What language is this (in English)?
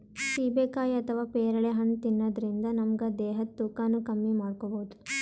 Kannada